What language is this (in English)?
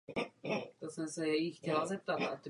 Czech